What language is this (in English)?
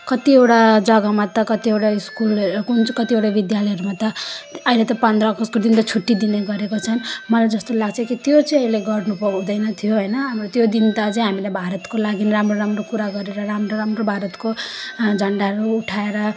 Nepali